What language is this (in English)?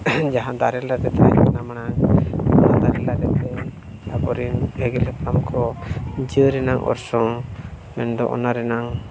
Santali